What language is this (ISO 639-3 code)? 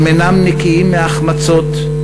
heb